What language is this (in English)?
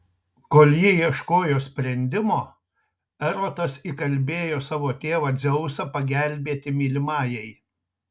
Lithuanian